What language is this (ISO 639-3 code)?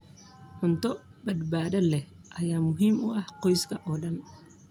som